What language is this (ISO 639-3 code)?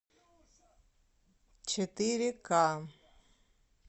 rus